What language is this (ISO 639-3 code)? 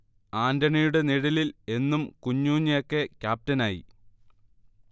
mal